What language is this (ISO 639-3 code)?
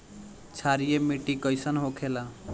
bho